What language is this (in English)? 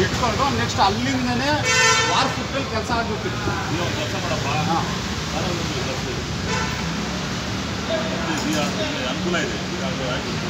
Korean